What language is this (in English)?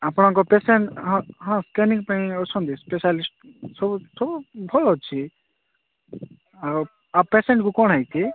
Odia